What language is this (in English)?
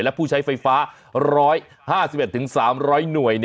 Thai